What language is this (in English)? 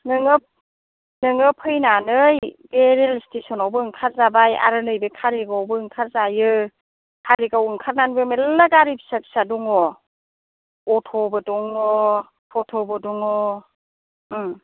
Bodo